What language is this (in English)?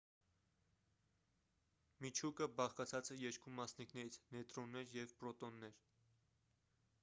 Armenian